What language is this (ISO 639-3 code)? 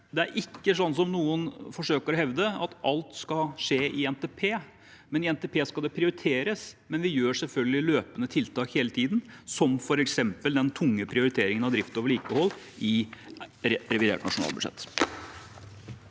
nor